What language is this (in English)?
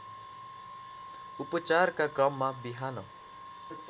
Nepali